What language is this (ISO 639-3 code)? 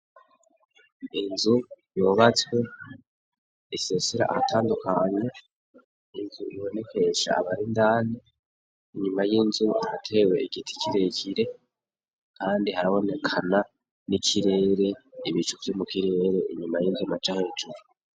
run